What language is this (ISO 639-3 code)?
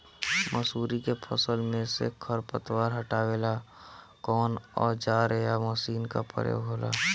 bho